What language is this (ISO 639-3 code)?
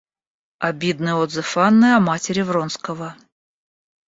rus